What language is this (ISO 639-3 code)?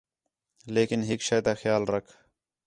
xhe